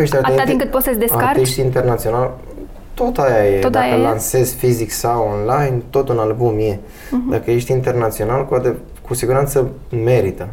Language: Romanian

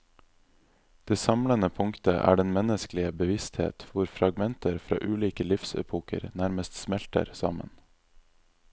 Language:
Norwegian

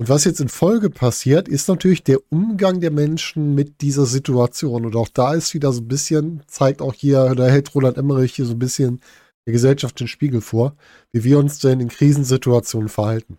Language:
German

